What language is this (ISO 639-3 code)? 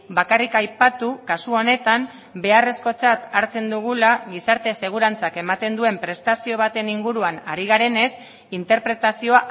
eus